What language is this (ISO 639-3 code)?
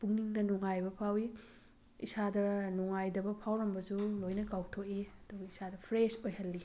mni